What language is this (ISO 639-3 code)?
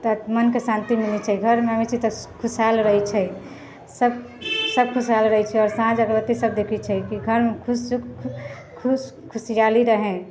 mai